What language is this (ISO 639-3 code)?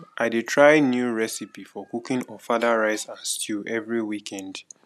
pcm